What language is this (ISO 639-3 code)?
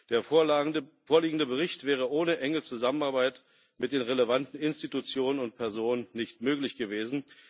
deu